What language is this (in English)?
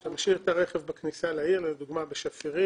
Hebrew